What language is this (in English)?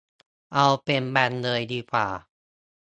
Thai